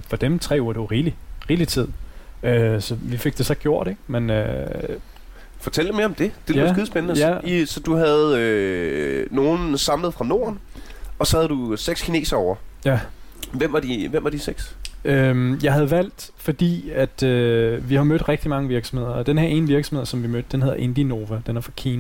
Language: Danish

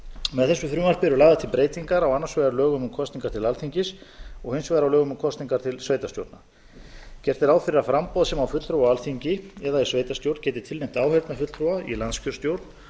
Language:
Icelandic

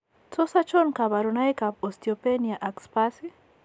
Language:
Kalenjin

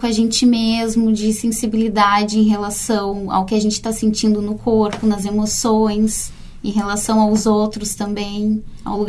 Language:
Portuguese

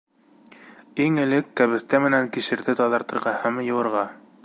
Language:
Bashkir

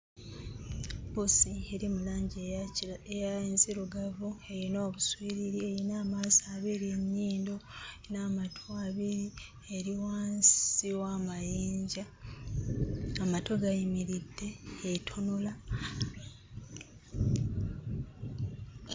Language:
Ganda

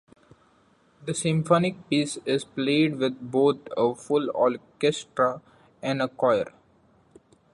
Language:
English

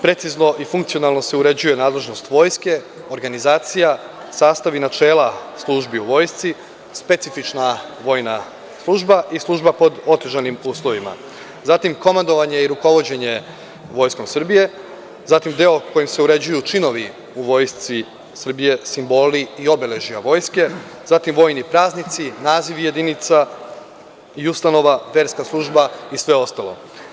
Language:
Serbian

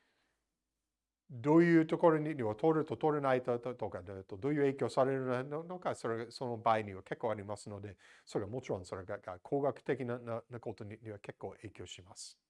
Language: Japanese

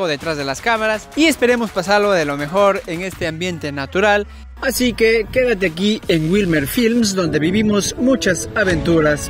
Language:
Spanish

